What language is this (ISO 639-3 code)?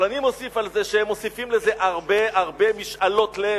heb